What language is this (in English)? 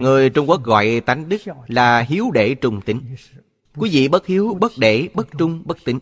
Vietnamese